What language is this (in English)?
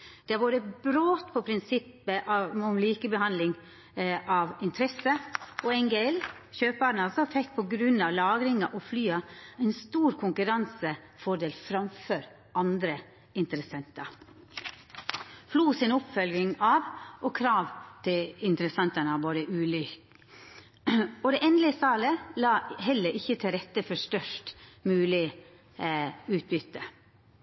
Norwegian Nynorsk